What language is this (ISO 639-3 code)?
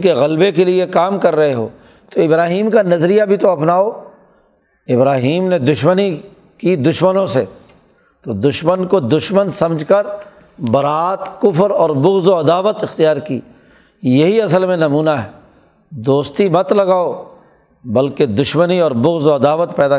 urd